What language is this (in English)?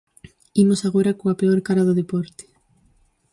Galician